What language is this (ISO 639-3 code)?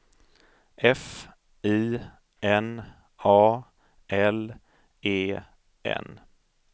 swe